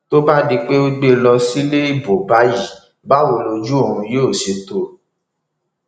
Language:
Yoruba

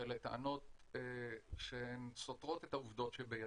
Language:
Hebrew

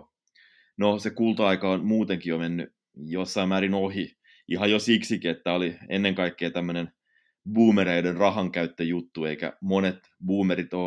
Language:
Finnish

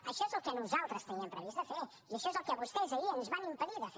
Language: Catalan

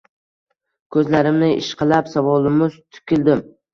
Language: Uzbek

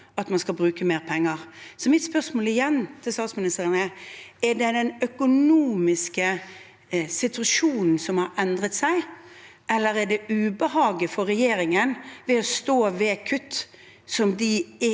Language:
Norwegian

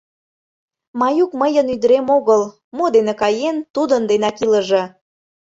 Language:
Mari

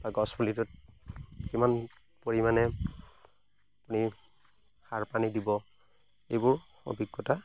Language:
Assamese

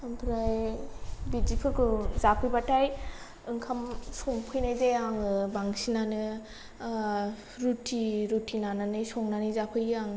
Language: Bodo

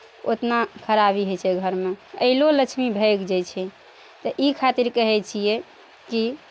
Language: Maithili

